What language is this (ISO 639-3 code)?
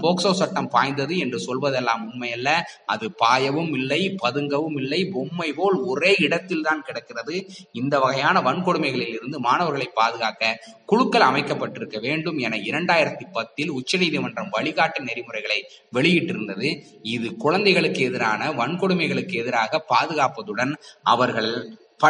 tam